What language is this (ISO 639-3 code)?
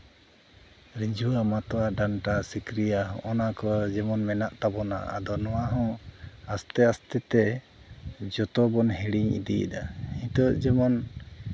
sat